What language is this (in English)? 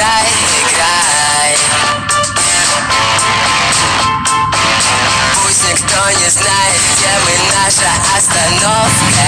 Russian